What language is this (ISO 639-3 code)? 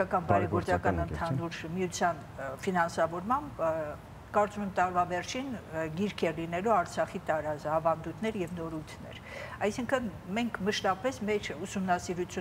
ron